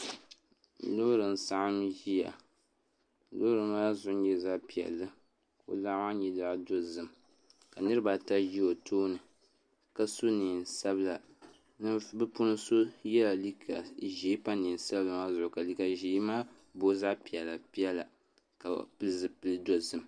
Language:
Dagbani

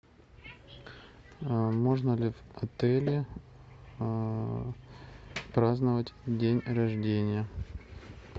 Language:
Russian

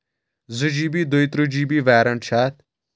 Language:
Kashmiri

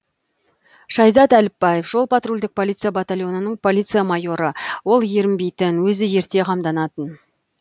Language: Kazakh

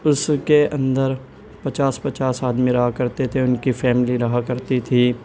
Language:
Urdu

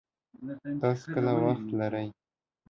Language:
Pashto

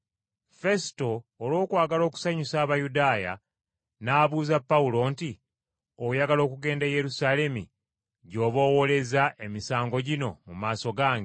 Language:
Ganda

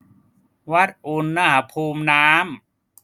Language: Thai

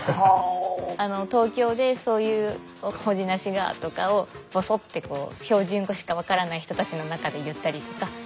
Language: Japanese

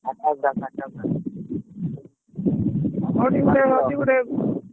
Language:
Odia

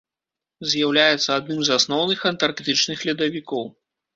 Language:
Belarusian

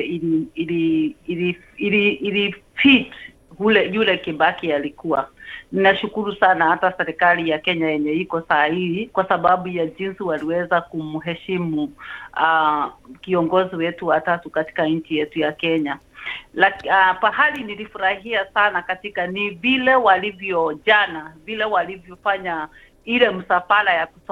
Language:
Swahili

